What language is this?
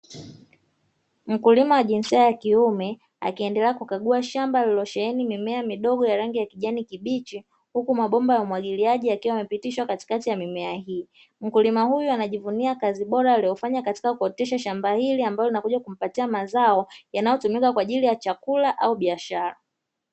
Swahili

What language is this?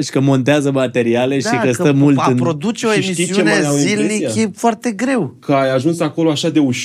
Romanian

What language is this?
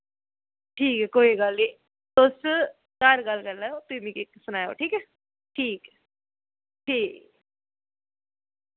Dogri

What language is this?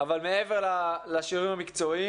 Hebrew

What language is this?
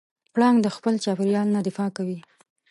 Pashto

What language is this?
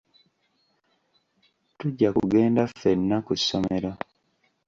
Ganda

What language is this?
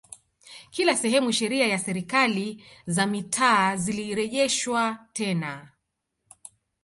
Swahili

